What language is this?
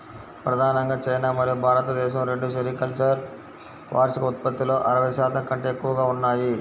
Telugu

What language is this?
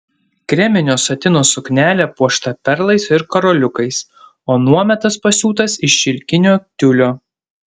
Lithuanian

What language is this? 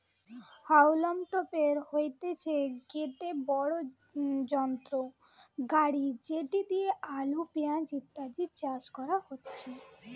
Bangla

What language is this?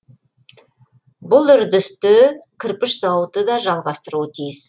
Kazakh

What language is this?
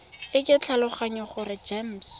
Tswana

